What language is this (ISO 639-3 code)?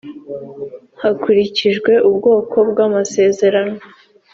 kin